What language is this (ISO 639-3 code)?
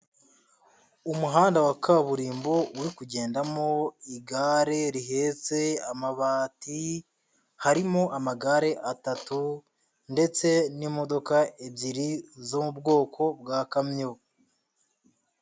kin